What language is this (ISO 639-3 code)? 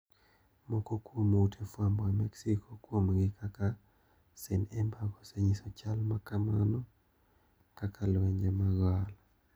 luo